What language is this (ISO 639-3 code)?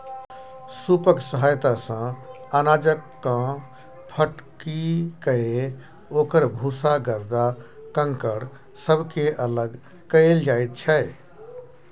mai